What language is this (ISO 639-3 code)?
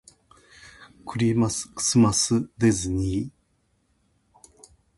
jpn